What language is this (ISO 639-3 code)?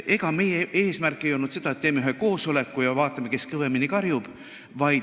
est